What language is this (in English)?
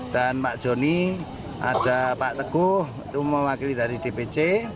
Indonesian